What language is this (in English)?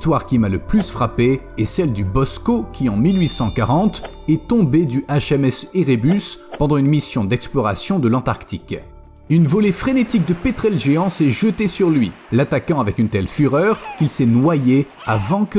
French